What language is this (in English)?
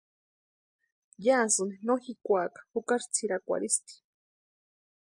Western Highland Purepecha